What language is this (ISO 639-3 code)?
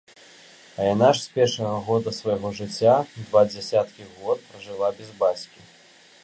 bel